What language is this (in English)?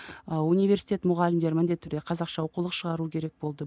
Kazakh